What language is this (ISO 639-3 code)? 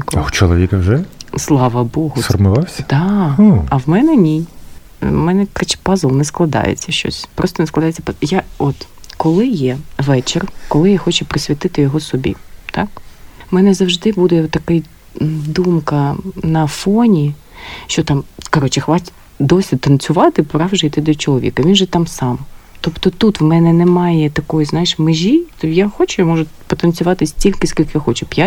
ukr